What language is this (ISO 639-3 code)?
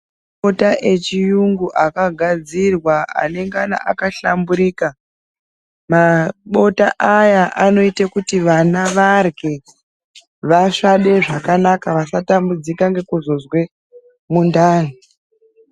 ndc